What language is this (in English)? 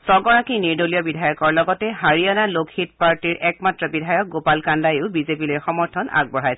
Assamese